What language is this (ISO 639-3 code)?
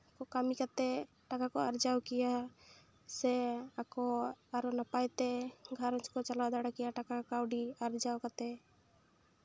sat